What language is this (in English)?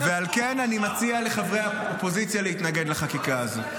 Hebrew